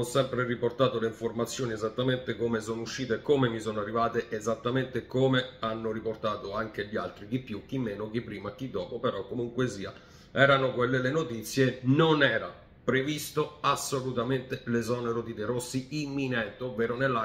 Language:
Italian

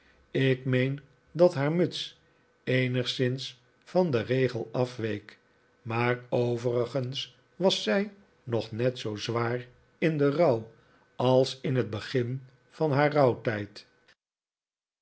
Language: Dutch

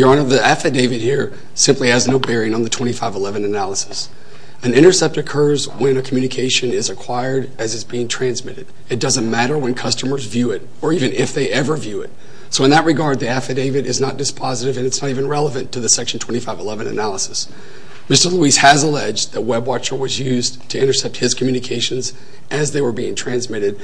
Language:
English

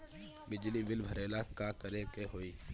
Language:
Bhojpuri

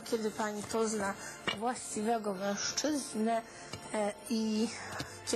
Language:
Polish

